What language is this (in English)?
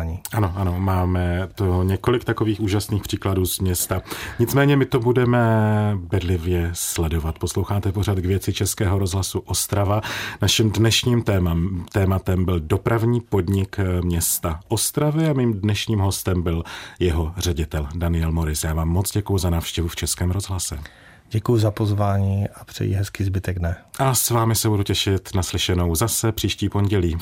Czech